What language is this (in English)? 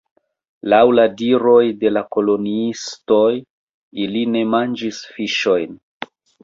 Esperanto